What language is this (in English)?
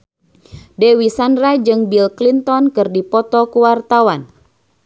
Sundanese